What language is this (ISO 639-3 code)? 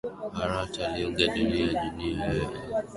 swa